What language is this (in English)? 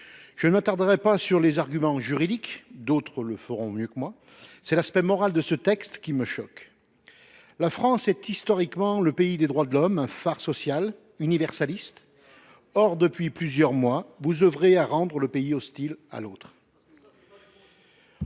French